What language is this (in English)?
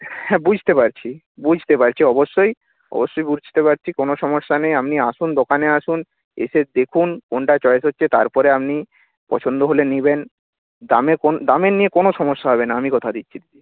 Bangla